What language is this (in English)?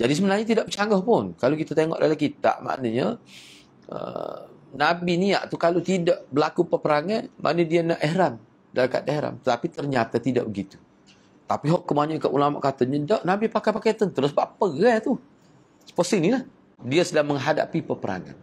Malay